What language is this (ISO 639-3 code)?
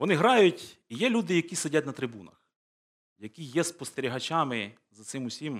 ukr